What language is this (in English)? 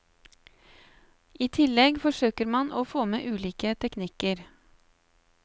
Norwegian